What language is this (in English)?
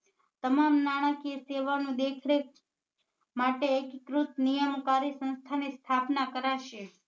Gujarati